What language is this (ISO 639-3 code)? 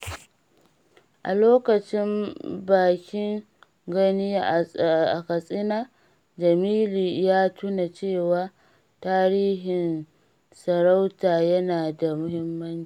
hau